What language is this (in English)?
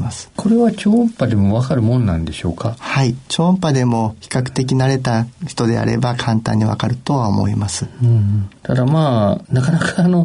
Japanese